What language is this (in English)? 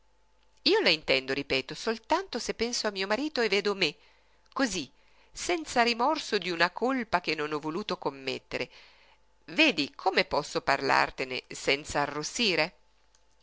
Italian